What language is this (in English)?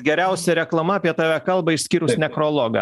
Lithuanian